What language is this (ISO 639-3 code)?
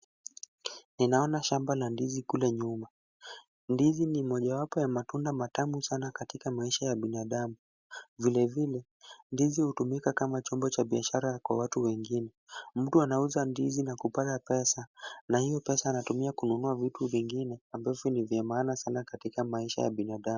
swa